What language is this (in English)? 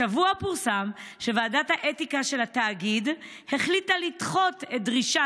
Hebrew